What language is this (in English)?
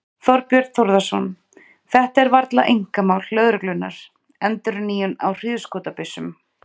Icelandic